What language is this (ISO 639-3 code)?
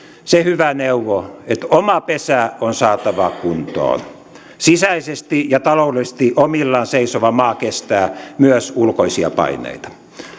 fin